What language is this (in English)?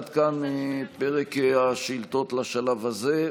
Hebrew